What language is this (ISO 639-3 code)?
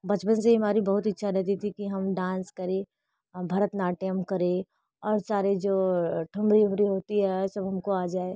hin